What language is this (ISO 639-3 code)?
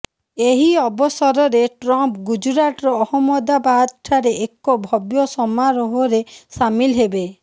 ori